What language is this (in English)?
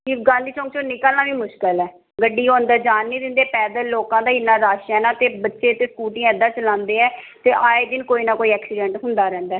Punjabi